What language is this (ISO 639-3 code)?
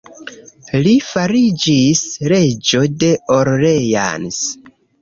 epo